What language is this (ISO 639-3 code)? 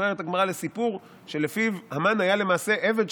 heb